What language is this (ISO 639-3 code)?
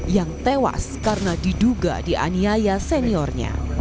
ind